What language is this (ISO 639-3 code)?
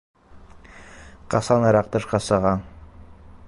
bak